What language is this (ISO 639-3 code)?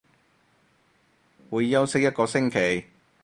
yue